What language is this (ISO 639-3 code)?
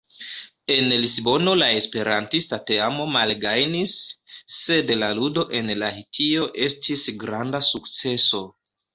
epo